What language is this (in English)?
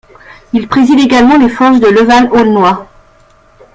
French